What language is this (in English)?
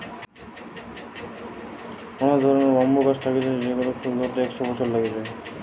Bangla